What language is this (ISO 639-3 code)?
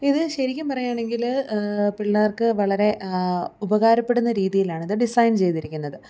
mal